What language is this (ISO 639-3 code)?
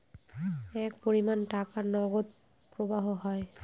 ben